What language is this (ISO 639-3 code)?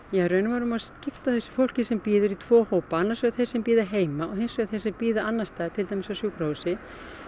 isl